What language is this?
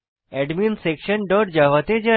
Bangla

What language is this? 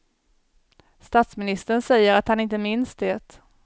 Swedish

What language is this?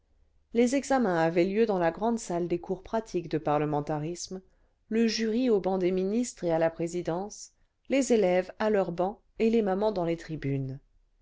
French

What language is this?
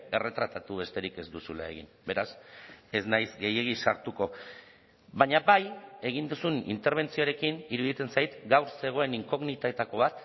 Basque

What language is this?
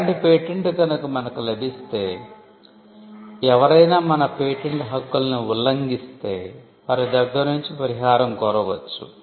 Telugu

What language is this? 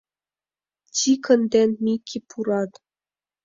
Mari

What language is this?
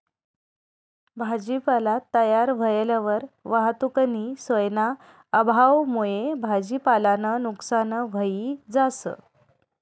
Marathi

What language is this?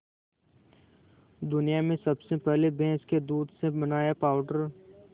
Hindi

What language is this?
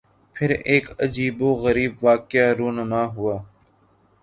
Urdu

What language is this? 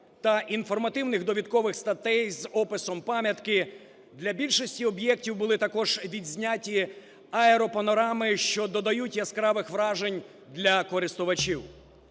Ukrainian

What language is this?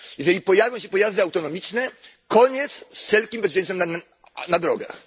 Polish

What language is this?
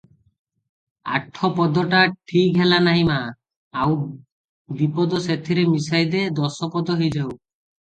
Odia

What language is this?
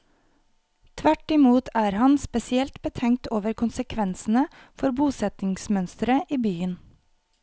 Norwegian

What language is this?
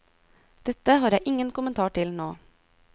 Norwegian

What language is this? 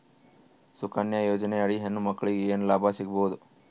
Kannada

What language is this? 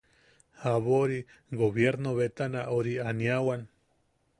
Yaqui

